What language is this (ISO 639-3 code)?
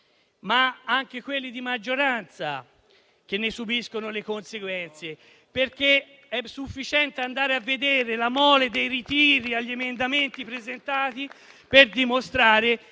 ita